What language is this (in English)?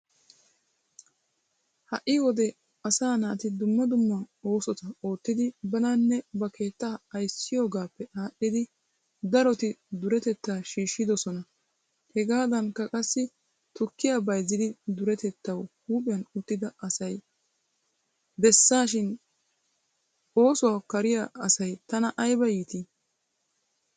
Wolaytta